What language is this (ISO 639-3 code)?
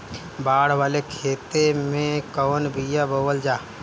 bho